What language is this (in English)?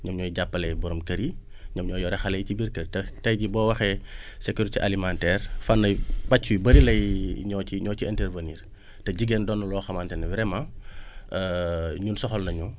Wolof